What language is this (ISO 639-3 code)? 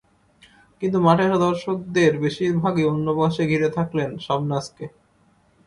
ben